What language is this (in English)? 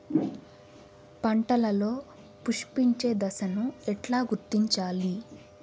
Telugu